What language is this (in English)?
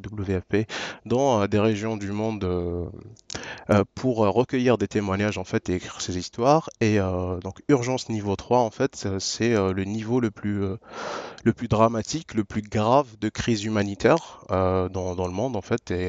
French